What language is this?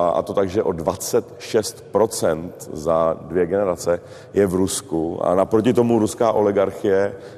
Czech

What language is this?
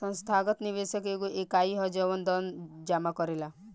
Bhojpuri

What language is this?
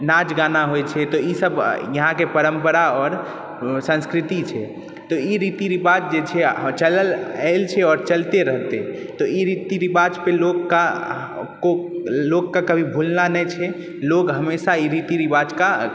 Maithili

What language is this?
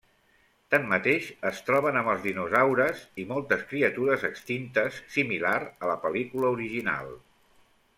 Catalan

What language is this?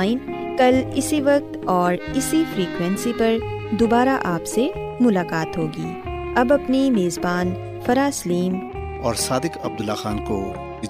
Urdu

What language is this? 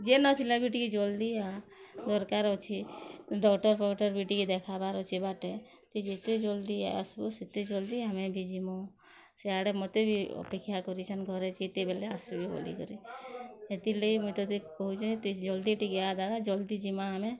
Odia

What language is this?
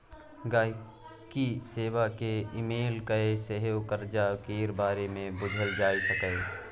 Maithili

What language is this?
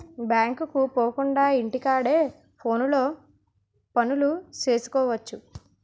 Telugu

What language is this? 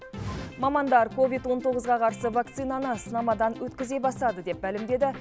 Kazakh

